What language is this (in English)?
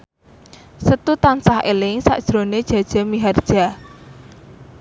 Javanese